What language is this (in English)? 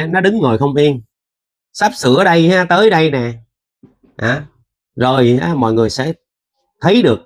Vietnamese